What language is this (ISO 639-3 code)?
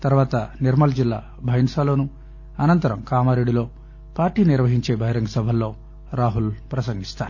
tel